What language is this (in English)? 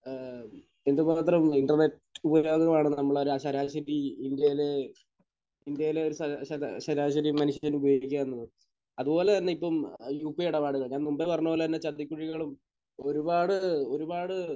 Malayalam